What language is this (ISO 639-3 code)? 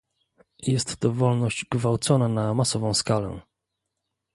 pol